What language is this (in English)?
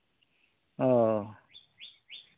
Santali